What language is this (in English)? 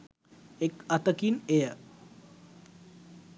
Sinhala